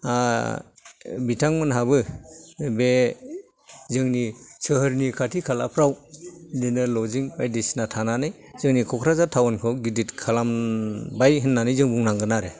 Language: Bodo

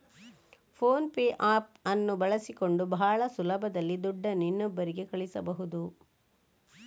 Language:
Kannada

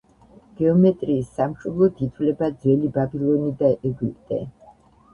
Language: Georgian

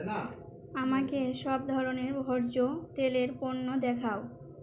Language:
Bangla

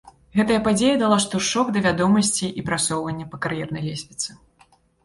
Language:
Belarusian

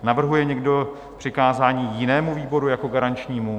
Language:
Czech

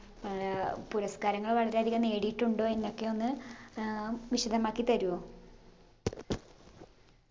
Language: Malayalam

